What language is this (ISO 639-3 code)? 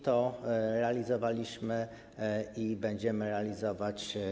pol